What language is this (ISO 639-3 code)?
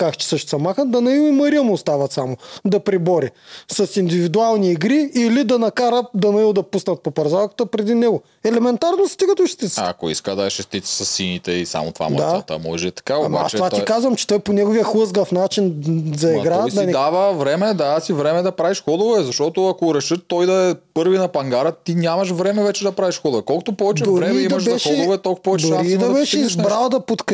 bul